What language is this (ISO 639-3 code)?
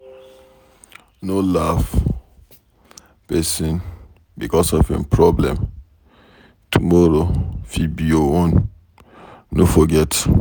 pcm